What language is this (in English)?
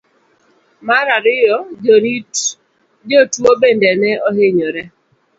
Luo (Kenya and Tanzania)